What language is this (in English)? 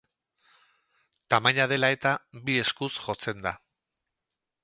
Basque